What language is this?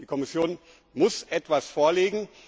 German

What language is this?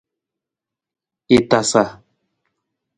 Nawdm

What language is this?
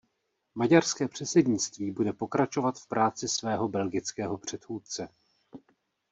Czech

